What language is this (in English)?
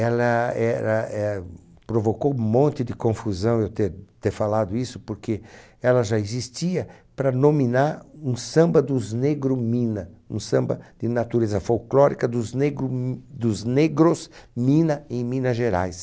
Portuguese